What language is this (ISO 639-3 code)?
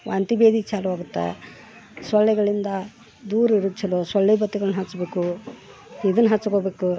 kan